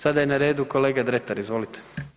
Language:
Croatian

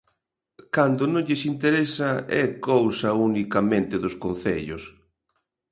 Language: Galician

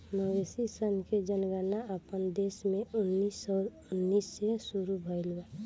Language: Bhojpuri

